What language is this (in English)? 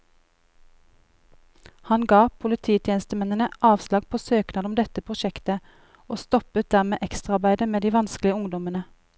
Norwegian